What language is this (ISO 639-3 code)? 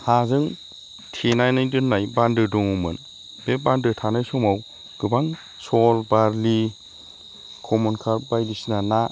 brx